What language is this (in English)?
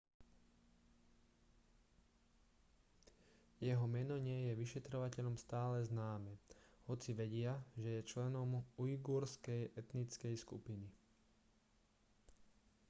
Slovak